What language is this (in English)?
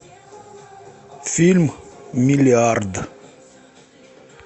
Russian